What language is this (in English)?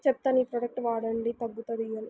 Telugu